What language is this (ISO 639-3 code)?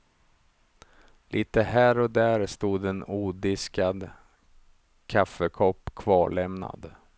swe